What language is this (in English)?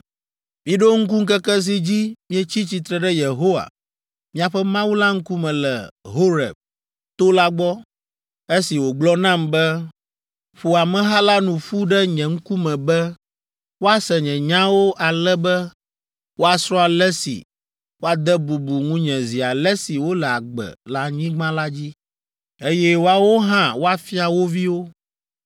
Ewe